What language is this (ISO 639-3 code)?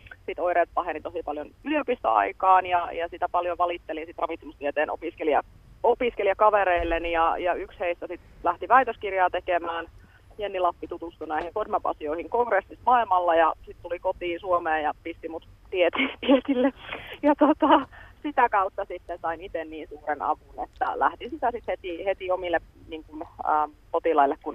fin